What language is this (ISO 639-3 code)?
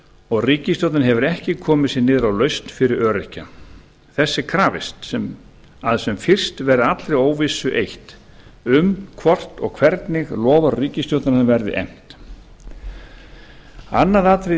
isl